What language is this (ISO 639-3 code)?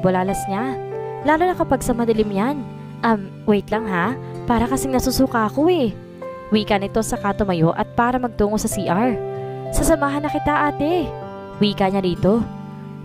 fil